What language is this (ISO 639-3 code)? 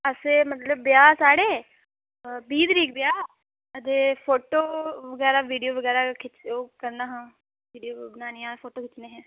doi